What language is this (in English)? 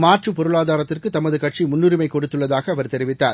Tamil